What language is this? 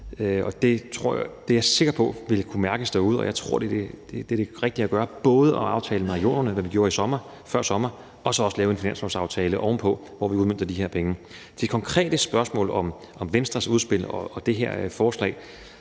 Danish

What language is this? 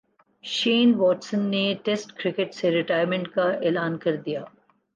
Urdu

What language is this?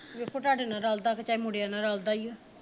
Punjabi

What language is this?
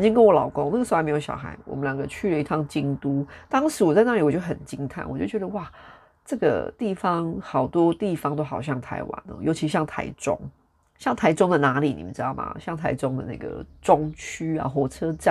Chinese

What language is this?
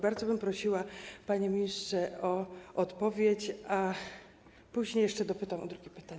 Polish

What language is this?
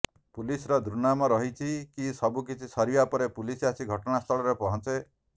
Odia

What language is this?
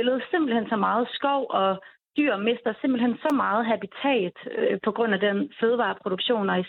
Danish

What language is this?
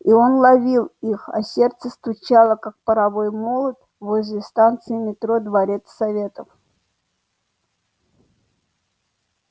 Russian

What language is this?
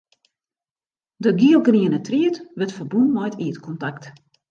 Western Frisian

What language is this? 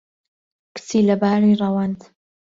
Central Kurdish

